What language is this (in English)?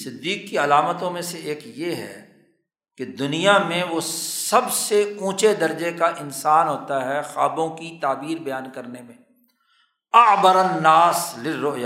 Urdu